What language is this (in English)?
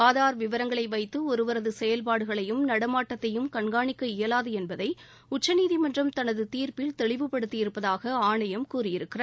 Tamil